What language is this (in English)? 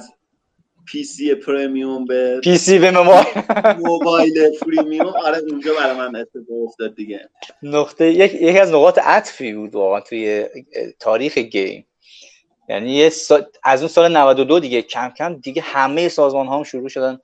Persian